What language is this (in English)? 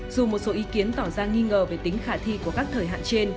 Vietnamese